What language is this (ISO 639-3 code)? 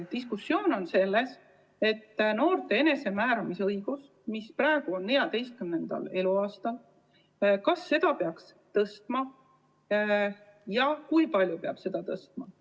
est